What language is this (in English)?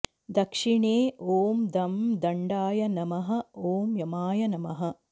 Sanskrit